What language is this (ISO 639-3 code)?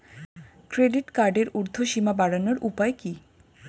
ben